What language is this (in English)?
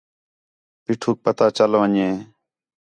Khetrani